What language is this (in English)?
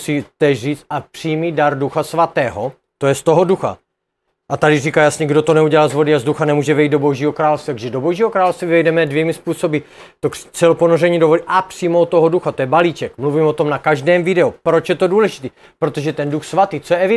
Czech